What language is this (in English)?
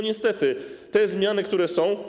Polish